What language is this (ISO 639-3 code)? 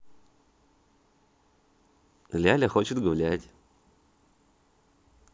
rus